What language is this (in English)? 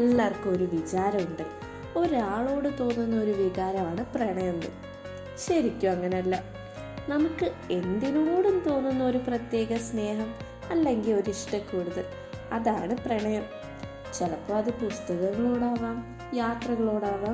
Malayalam